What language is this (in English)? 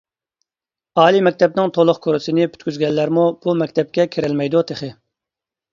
Uyghur